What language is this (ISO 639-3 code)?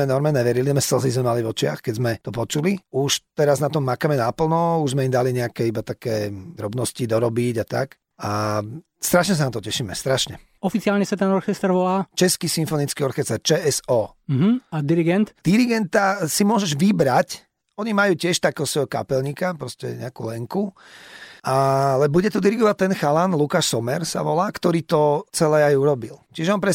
slk